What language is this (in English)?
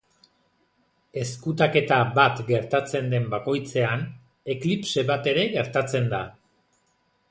Basque